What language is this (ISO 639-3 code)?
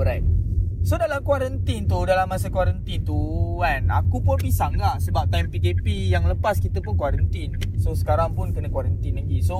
msa